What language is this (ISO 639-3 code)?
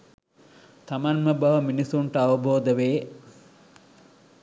sin